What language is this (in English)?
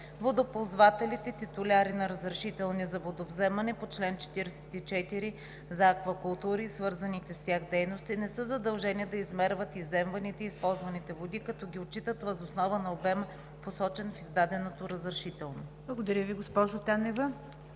Bulgarian